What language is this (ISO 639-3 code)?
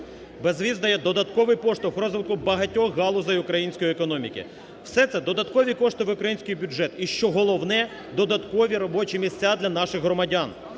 ukr